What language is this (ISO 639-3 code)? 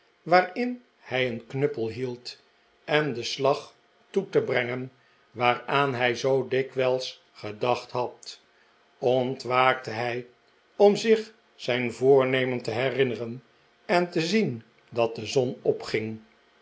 nld